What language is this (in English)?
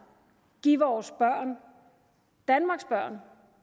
Danish